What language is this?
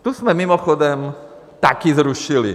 Czech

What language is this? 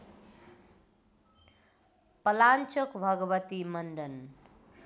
Nepali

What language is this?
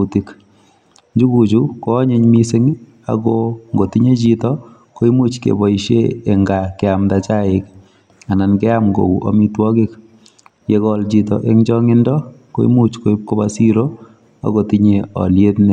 Kalenjin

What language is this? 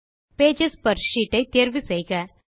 Tamil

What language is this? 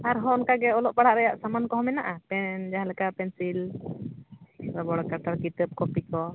Santali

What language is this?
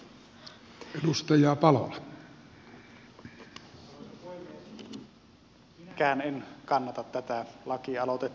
Finnish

